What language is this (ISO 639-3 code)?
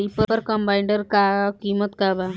bho